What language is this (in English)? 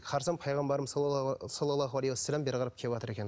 Kazakh